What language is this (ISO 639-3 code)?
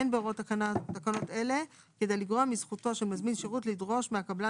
heb